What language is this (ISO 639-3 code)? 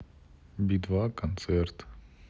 rus